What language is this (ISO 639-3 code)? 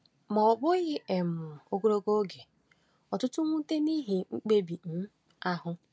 ibo